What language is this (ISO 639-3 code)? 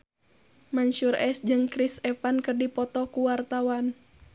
sun